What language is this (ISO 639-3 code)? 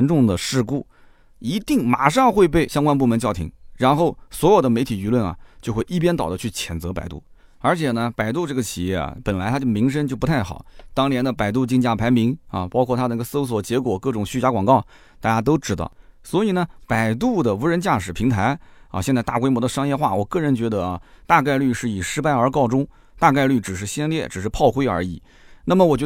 zho